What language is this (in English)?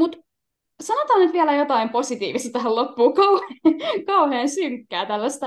Finnish